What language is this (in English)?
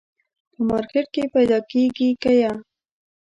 Pashto